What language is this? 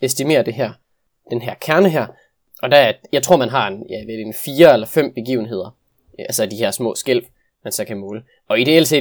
Danish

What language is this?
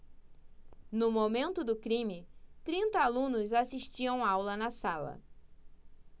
Portuguese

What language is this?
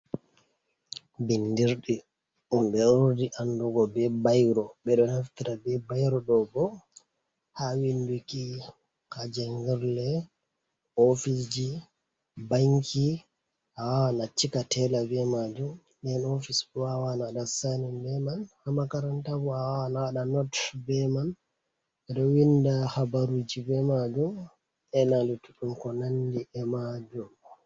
Fula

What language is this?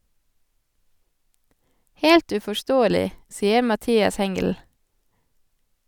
Norwegian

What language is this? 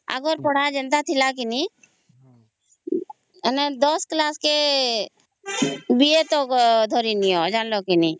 Odia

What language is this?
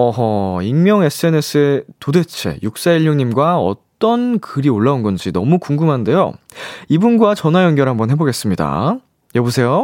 Korean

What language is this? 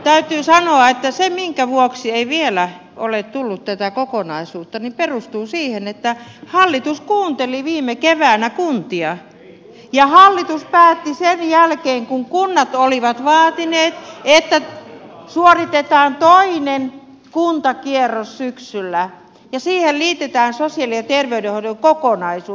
Finnish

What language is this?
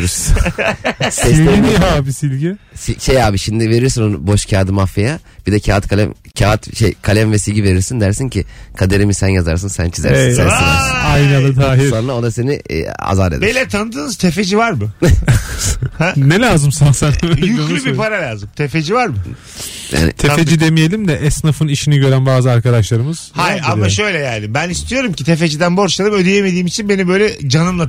Turkish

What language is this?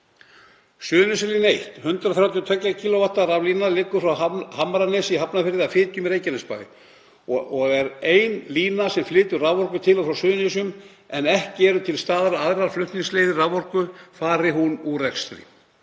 Icelandic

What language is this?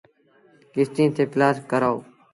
Sindhi Bhil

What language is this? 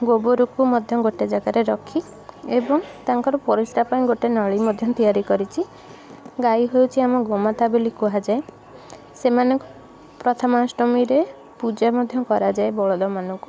Odia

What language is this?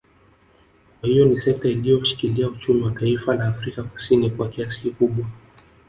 Swahili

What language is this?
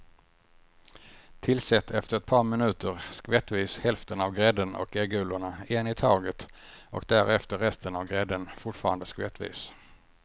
Swedish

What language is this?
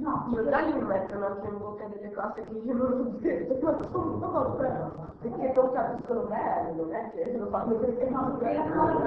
Italian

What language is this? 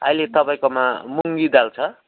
Nepali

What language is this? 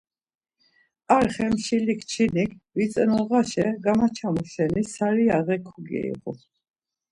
Laz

